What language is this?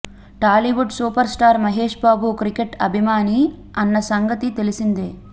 Telugu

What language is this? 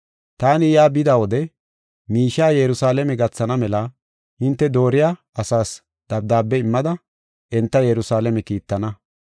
Gofa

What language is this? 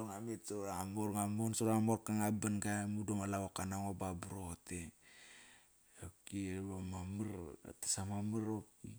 Kairak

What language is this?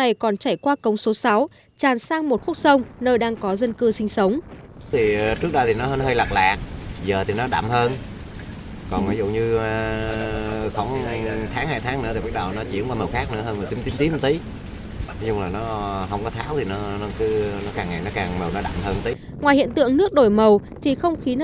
Vietnamese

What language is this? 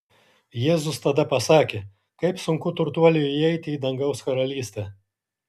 Lithuanian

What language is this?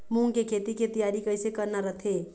Chhattisgarhi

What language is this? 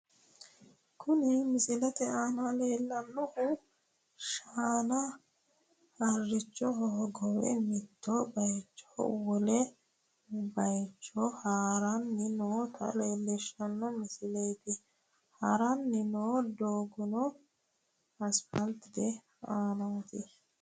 Sidamo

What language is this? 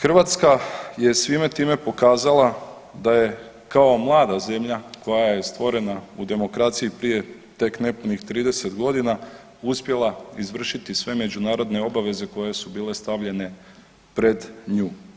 Croatian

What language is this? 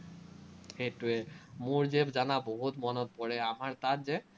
Assamese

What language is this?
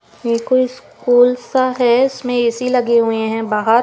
Hindi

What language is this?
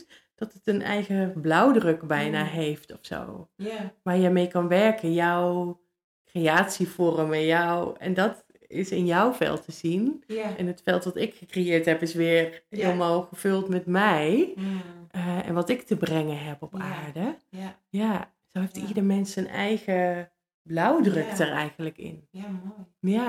Dutch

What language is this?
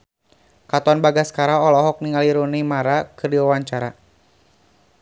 Sundanese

